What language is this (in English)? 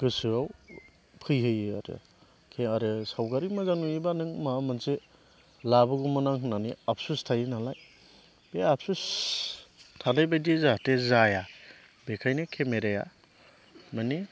Bodo